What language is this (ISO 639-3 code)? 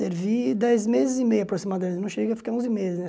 por